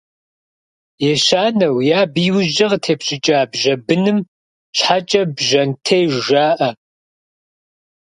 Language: Kabardian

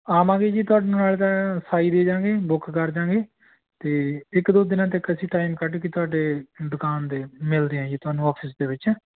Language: Punjabi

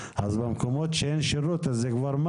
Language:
Hebrew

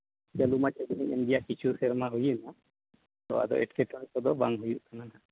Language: Santali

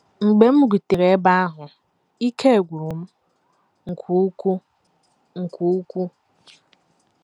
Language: Igbo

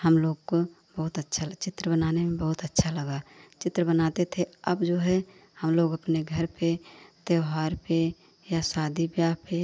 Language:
Hindi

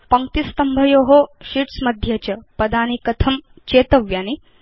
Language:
Sanskrit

